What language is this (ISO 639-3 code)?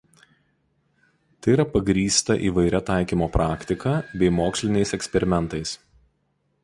lit